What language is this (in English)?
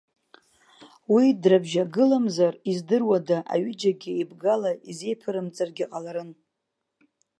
Abkhazian